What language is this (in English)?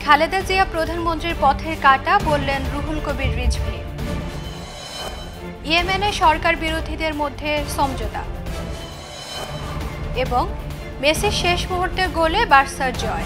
Hindi